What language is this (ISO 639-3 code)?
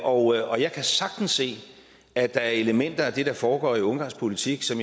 dan